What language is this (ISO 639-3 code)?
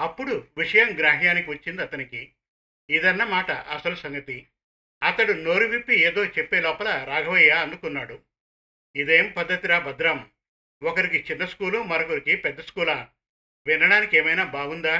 tel